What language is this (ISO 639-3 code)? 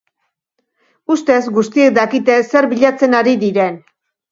eus